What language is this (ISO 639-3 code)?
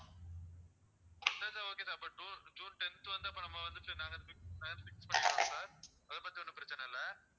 tam